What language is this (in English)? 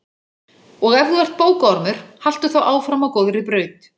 Icelandic